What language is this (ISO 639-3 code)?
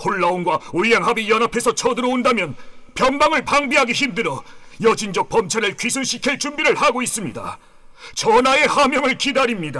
kor